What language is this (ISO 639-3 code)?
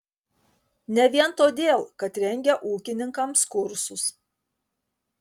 lit